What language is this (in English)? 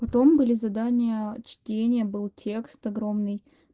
Russian